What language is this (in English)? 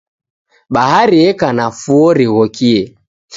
Taita